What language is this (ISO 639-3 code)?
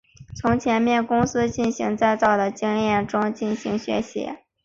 zho